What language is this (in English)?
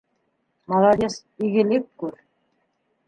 Bashkir